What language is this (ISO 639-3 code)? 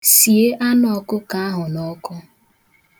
ibo